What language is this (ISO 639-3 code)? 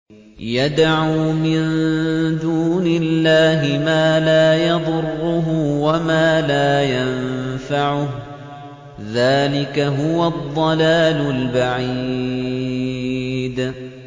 ara